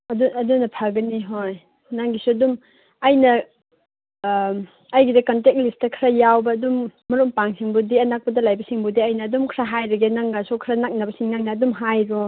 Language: Manipuri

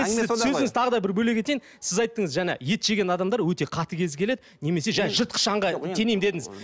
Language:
Kazakh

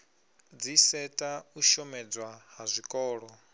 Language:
Venda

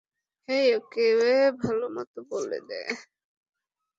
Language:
Bangla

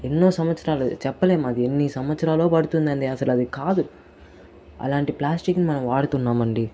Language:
Telugu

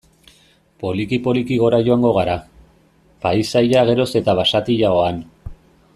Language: Basque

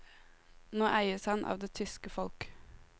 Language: Norwegian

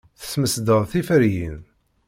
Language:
Kabyle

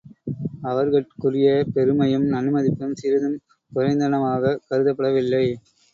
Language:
Tamil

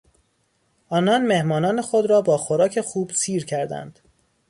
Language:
Persian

